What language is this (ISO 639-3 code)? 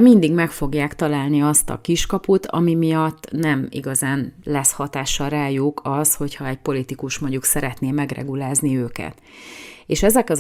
hun